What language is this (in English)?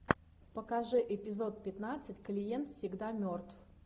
Russian